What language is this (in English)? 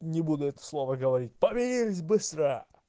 Russian